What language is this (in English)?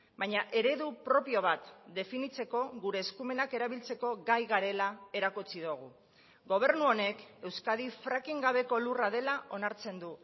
Basque